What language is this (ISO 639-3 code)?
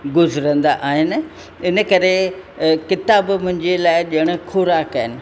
snd